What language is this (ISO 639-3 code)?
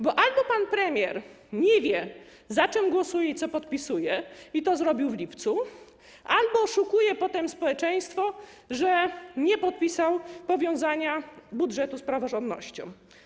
pol